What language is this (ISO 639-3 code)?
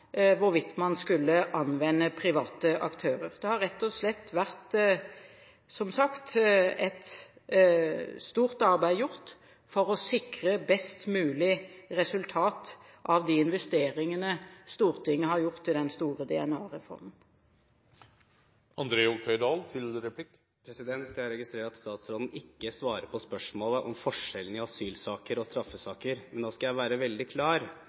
nob